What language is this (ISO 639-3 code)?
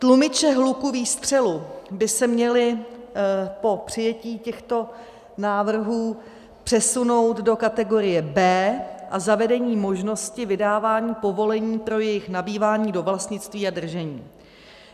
ces